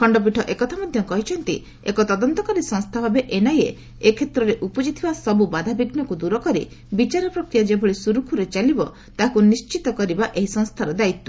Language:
Odia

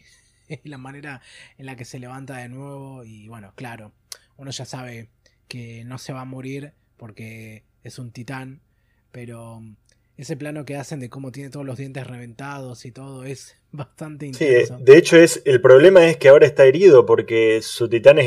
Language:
Spanish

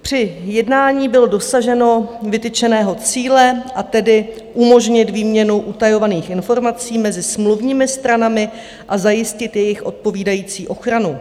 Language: Czech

